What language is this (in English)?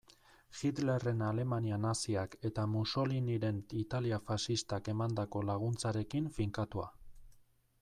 Basque